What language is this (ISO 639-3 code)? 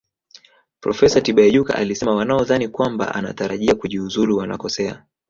swa